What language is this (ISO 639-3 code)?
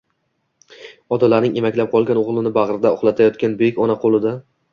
uzb